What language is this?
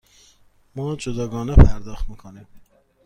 Persian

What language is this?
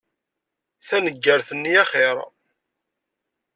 Kabyle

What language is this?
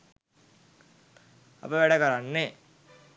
Sinhala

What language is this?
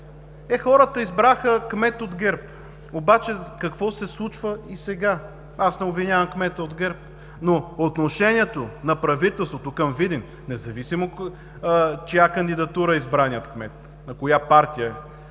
Bulgarian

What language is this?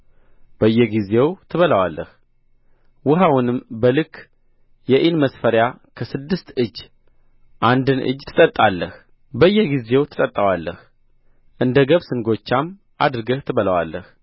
Amharic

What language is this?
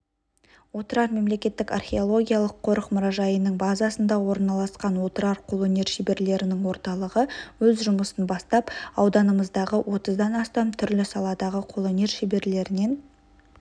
Kazakh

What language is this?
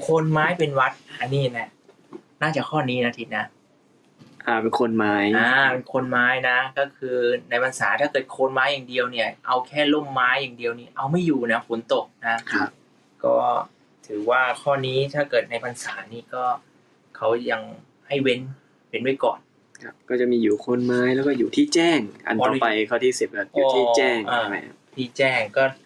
Thai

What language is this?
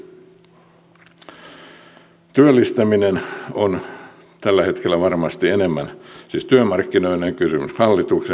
Finnish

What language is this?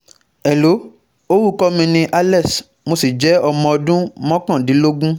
Yoruba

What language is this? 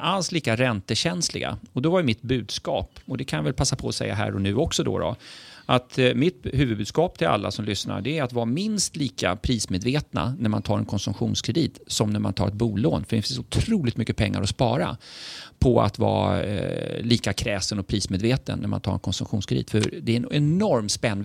Swedish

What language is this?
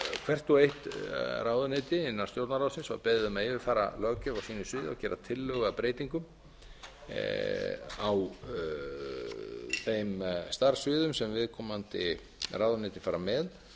Icelandic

